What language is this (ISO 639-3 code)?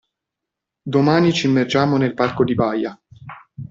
ita